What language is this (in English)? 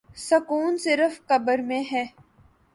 Urdu